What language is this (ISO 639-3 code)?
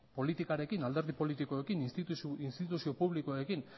eus